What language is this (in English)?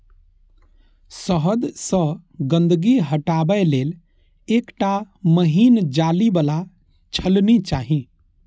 Maithili